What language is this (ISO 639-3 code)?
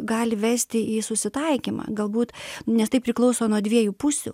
lit